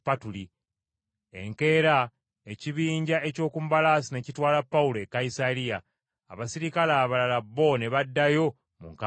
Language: Ganda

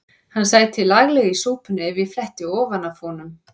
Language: Icelandic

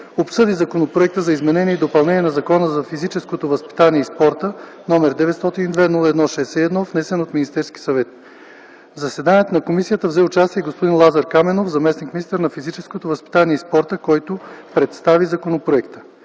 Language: Bulgarian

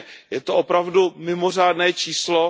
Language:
Czech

